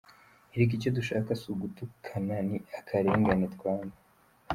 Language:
Kinyarwanda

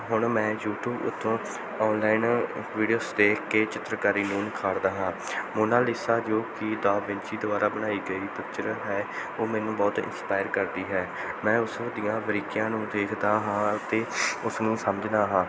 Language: Punjabi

